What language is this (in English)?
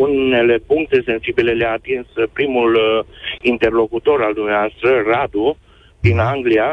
Romanian